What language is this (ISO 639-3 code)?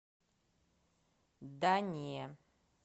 rus